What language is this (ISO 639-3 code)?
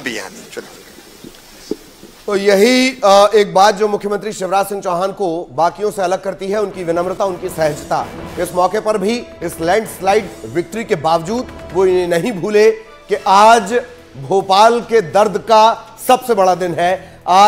hin